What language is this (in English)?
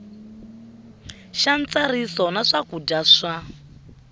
Tsonga